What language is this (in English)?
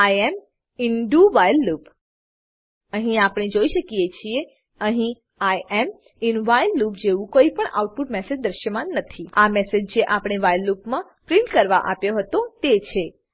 Gujarati